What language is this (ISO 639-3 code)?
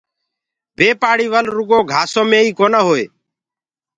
ggg